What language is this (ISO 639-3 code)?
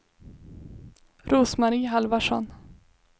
swe